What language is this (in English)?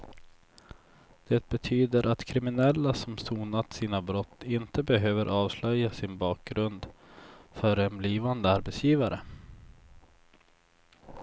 Swedish